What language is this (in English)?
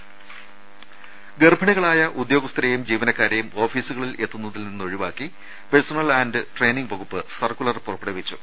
Malayalam